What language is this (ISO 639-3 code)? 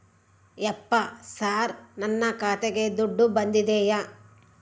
kan